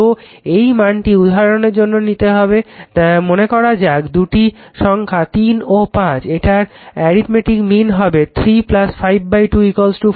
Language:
Bangla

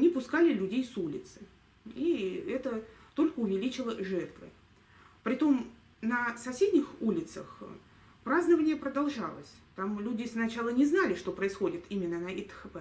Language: Russian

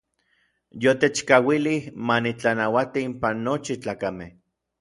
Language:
Orizaba Nahuatl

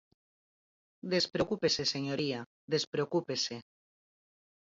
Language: Galician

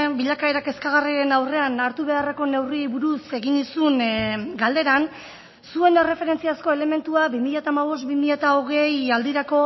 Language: Basque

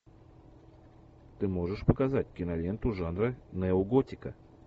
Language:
Russian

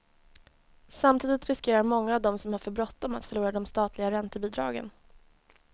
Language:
Swedish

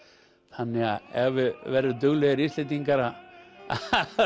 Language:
Icelandic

